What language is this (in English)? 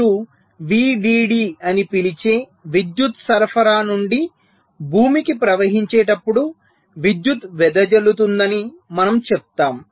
Telugu